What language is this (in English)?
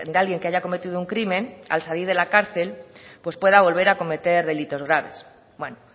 Spanish